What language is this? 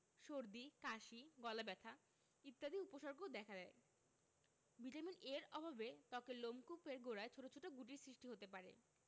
Bangla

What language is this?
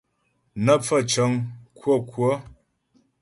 Ghomala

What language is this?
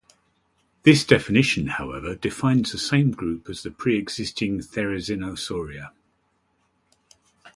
English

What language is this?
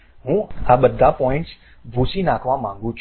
Gujarati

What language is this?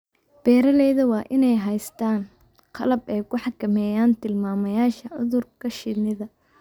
Somali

